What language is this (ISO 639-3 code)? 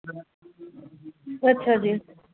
doi